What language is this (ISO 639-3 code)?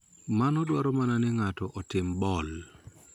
luo